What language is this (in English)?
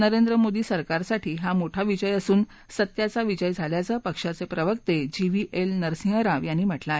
Marathi